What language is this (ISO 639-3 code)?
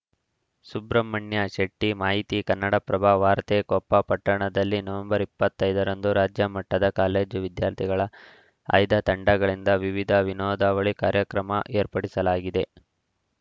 kan